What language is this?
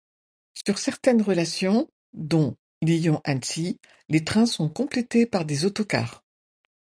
French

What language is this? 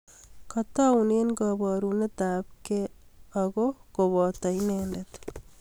Kalenjin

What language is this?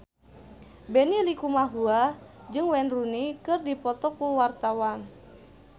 Sundanese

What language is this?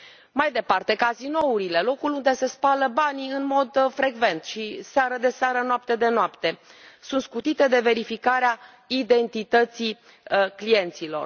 Romanian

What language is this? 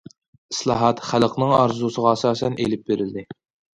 Uyghur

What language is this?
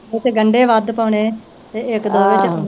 Punjabi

